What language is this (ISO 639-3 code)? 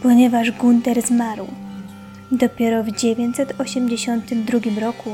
pol